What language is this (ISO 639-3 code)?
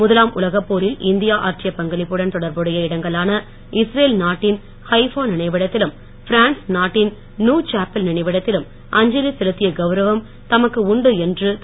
tam